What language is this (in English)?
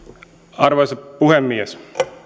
Finnish